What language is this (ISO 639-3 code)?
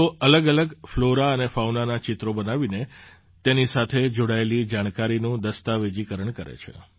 guj